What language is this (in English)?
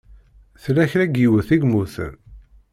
Kabyle